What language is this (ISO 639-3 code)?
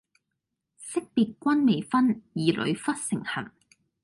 yue